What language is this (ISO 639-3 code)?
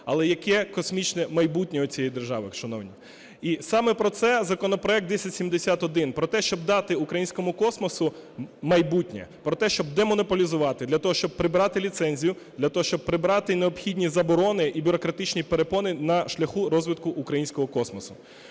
ukr